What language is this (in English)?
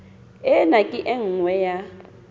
Southern Sotho